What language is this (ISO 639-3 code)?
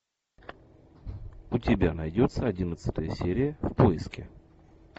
rus